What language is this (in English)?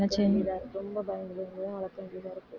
Tamil